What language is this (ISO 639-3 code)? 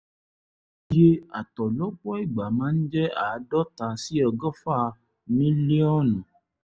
yor